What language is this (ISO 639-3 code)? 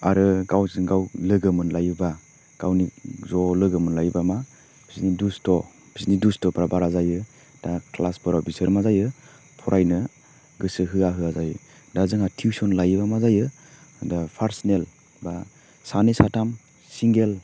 brx